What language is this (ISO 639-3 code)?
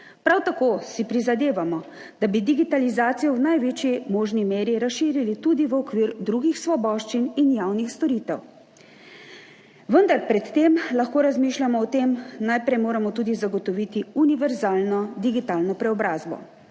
slv